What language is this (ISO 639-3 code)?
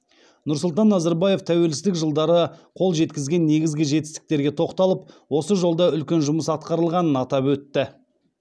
kaz